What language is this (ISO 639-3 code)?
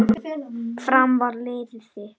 isl